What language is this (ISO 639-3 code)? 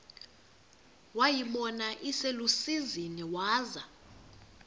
xho